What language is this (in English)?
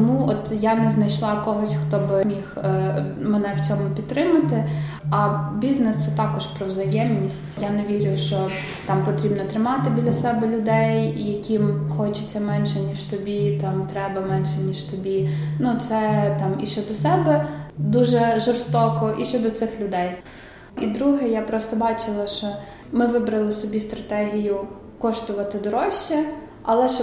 Ukrainian